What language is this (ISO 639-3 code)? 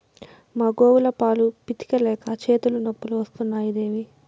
tel